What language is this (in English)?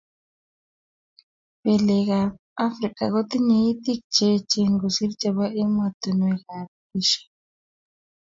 Kalenjin